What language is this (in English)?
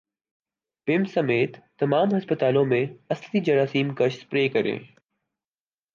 Urdu